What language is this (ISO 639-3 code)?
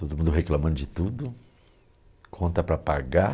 por